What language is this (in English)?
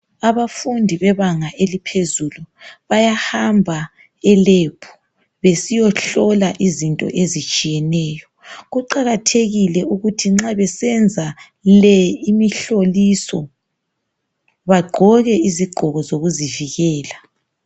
North Ndebele